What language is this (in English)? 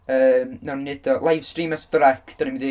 Welsh